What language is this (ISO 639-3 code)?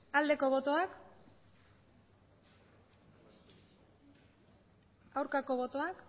eus